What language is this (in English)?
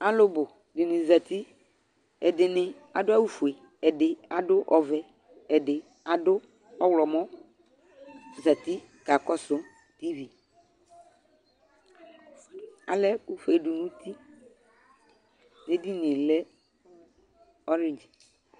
Ikposo